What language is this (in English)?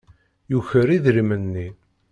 Kabyle